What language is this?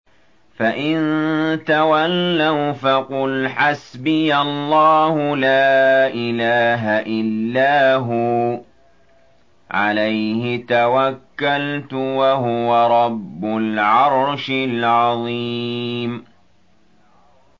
Arabic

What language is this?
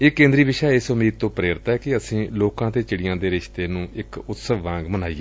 Punjabi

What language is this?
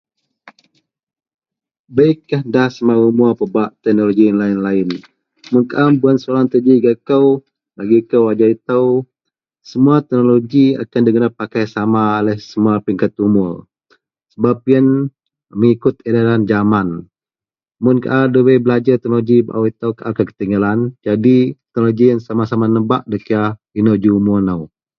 Central Melanau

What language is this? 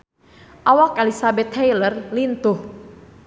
Sundanese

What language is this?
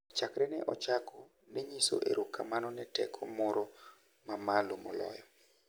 Luo (Kenya and Tanzania)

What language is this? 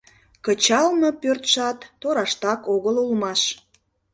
Mari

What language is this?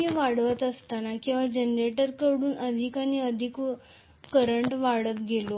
Marathi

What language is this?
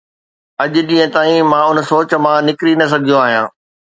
Sindhi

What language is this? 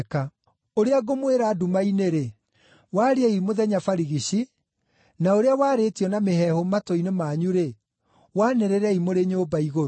Kikuyu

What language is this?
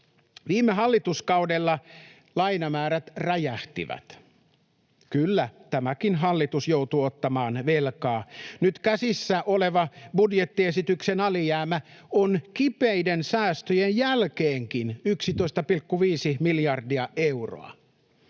Finnish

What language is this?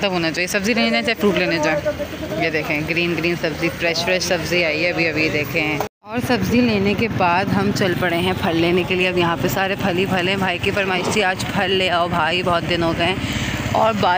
Hindi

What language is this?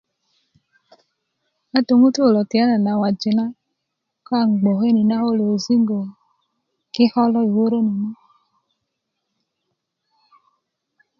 Kuku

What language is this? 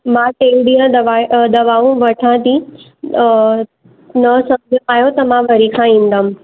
Sindhi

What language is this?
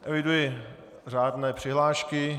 Czech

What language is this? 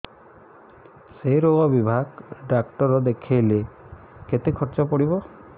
Odia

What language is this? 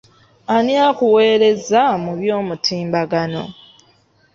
Ganda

